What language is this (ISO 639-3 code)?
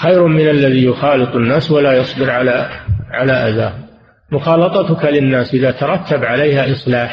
ara